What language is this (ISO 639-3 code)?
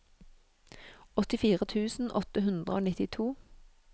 nor